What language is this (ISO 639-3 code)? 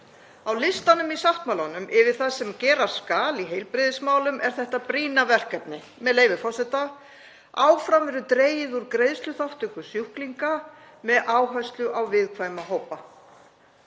isl